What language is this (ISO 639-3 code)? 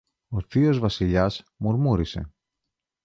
ell